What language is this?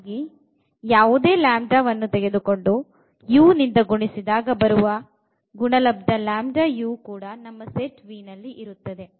Kannada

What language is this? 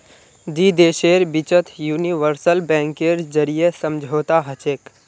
Magahi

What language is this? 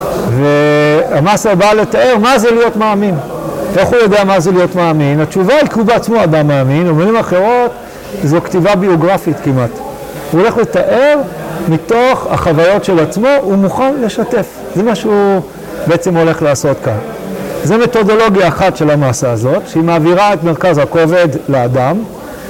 Hebrew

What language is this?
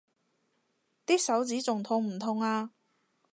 Cantonese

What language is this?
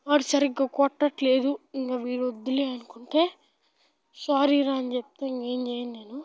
Telugu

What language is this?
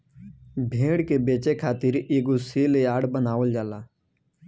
Bhojpuri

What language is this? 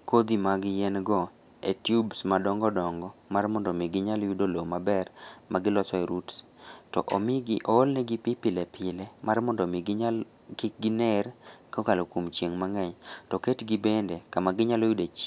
Luo (Kenya and Tanzania)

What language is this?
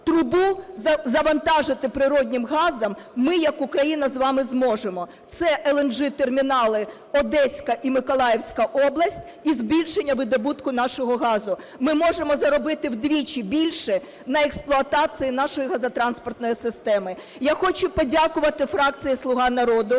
Ukrainian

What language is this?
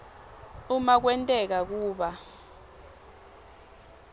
Swati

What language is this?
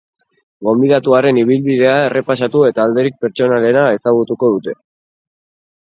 Basque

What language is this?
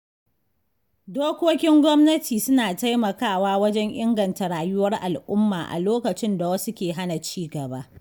Hausa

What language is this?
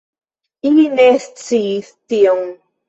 Esperanto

